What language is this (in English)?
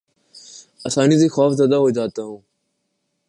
Urdu